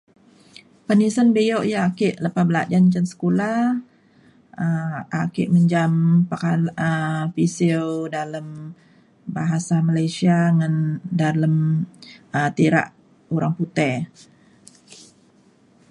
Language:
Mainstream Kenyah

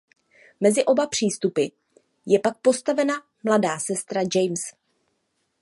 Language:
Czech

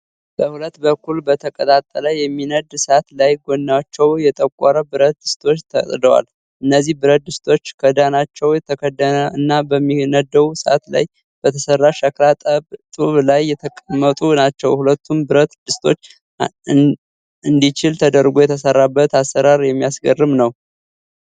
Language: Amharic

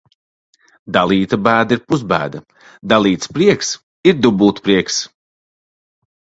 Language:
Latvian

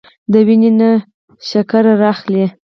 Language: Pashto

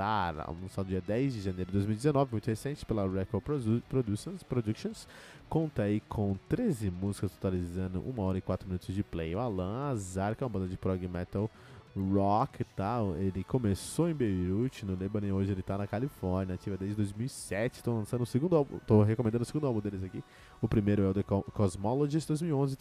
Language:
Portuguese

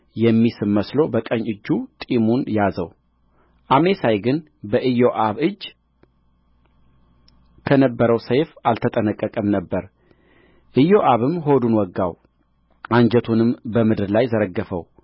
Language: Amharic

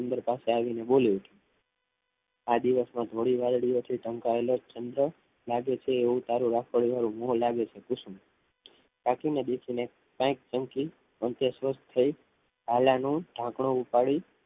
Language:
Gujarati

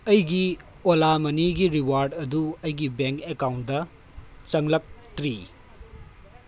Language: Manipuri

